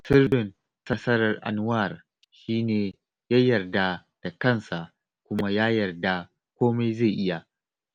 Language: Hausa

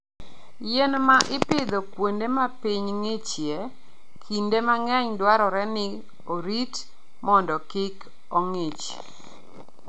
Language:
Luo (Kenya and Tanzania)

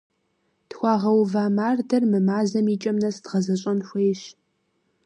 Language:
Kabardian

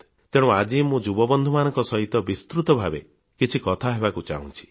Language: Odia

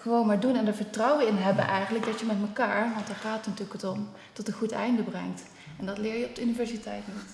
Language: Dutch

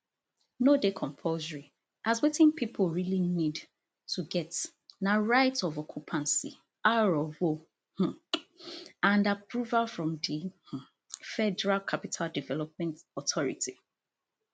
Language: Nigerian Pidgin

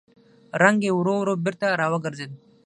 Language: Pashto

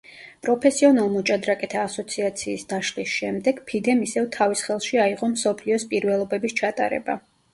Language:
Georgian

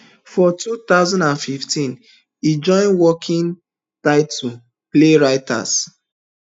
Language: Nigerian Pidgin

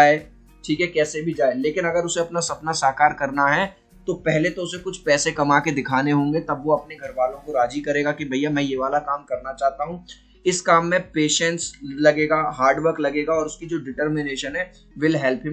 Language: Hindi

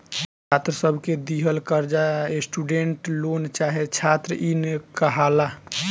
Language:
Bhojpuri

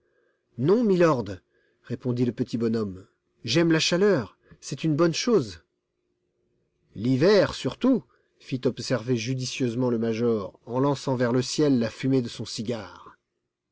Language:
French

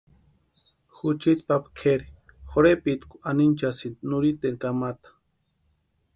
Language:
Western Highland Purepecha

